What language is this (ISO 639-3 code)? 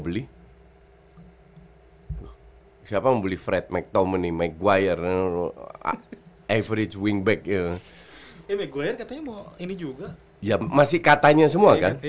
ind